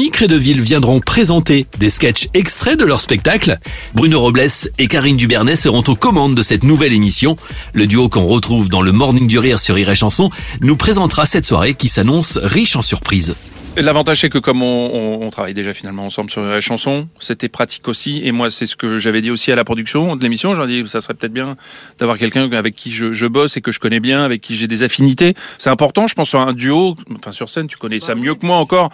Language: French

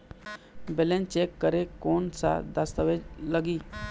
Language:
Chhattisgarhi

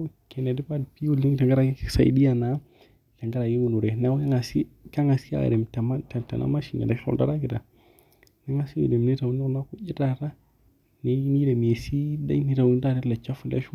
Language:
Masai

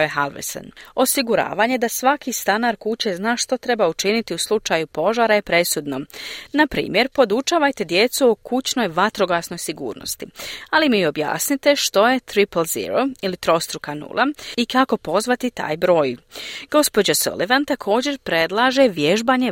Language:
Croatian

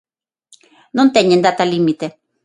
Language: Galician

